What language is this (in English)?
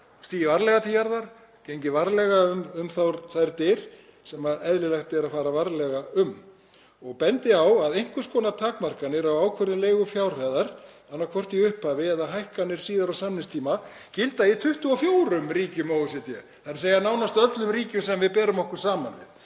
Icelandic